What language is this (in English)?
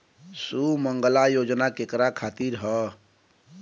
Bhojpuri